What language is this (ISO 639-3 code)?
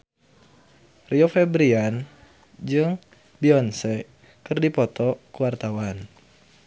sun